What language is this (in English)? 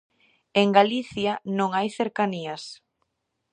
Galician